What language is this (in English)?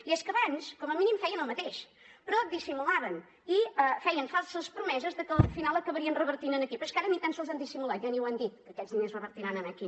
Catalan